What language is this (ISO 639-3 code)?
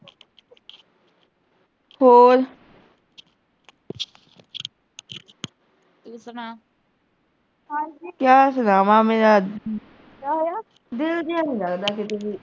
pan